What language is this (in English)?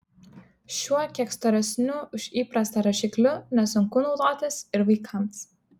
Lithuanian